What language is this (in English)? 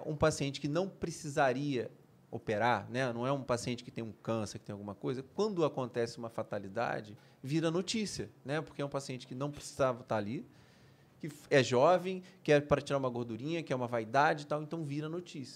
Portuguese